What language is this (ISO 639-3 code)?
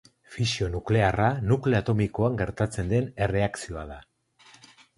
eus